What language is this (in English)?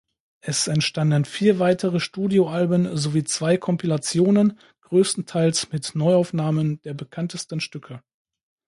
German